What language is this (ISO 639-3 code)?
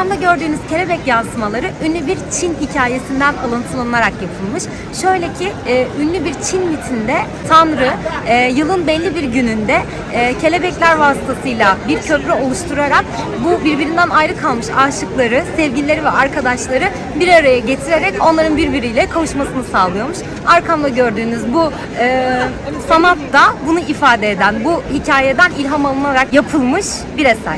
tur